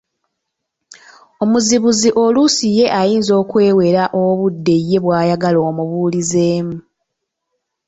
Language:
Ganda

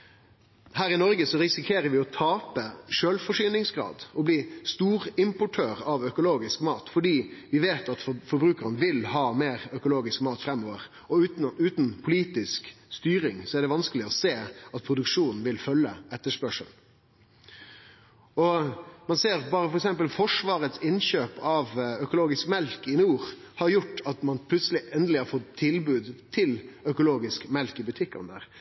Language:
Norwegian Nynorsk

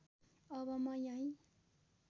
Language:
Nepali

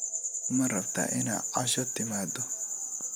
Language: Somali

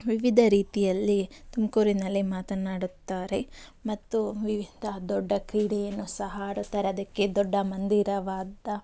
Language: Kannada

